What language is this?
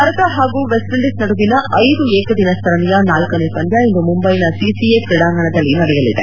Kannada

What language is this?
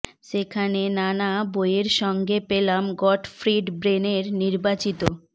Bangla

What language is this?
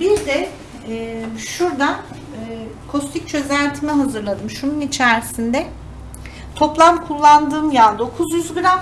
Turkish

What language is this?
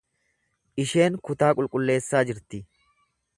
Oromo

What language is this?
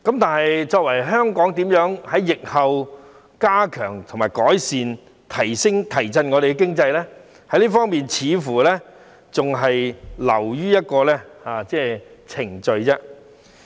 Cantonese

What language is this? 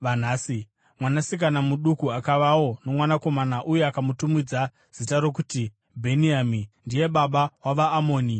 Shona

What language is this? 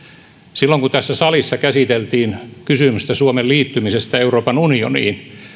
Finnish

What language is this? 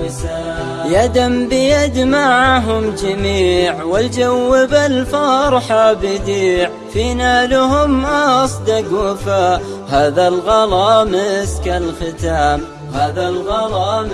Arabic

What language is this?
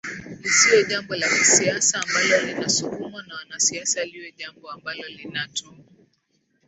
Swahili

